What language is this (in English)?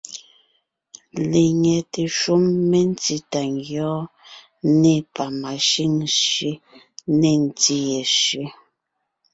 Ngiemboon